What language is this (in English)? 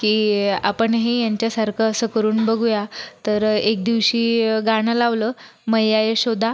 Marathi